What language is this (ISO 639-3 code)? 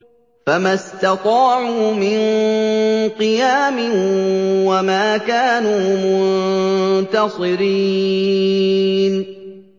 ara